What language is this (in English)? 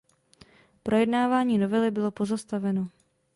Czech